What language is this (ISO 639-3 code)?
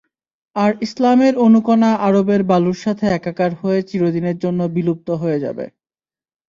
ben